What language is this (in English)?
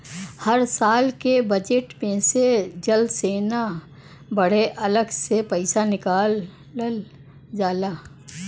Bhojpuri